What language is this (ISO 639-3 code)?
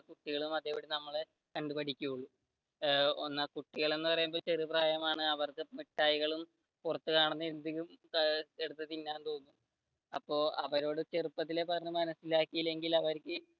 mal